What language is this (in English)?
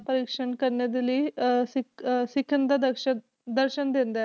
Punjabi